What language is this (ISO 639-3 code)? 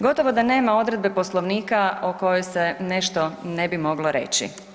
hrv